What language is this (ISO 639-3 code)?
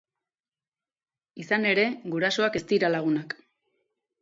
eus